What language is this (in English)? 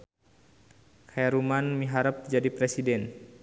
Sundanese